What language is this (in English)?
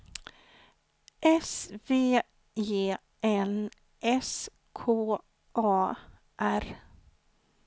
Swedish